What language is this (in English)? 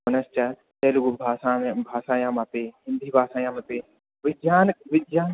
Sanskrit